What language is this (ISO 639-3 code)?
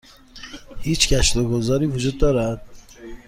fas